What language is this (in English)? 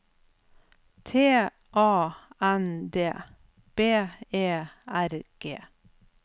Norwegian